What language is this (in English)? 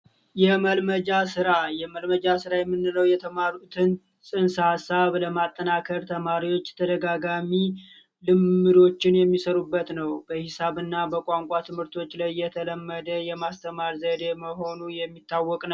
Amharic